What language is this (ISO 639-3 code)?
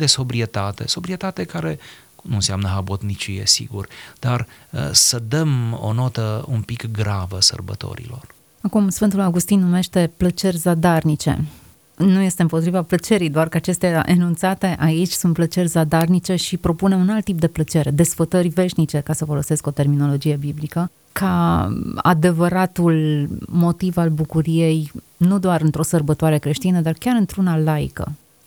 ron